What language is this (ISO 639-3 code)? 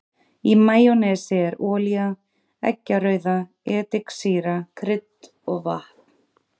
isl